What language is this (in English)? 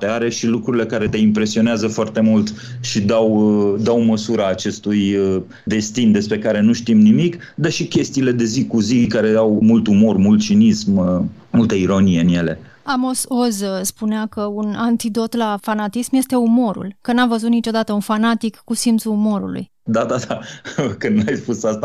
Romanian